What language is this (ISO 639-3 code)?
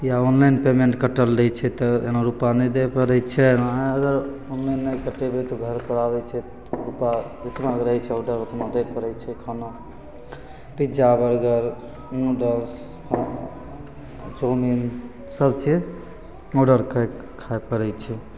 mai